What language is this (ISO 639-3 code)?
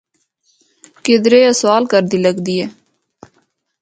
hno